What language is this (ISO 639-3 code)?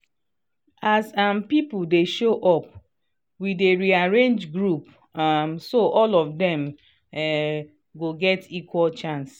pcm